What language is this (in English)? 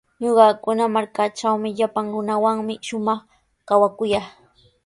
Sihuas Ancash Quechua